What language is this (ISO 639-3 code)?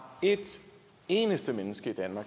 dan